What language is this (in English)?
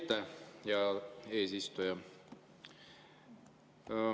Estonian